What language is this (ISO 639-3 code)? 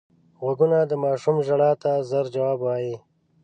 pus